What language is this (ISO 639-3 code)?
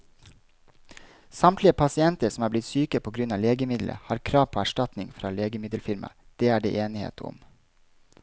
nor